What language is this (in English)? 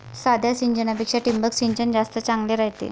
Marathi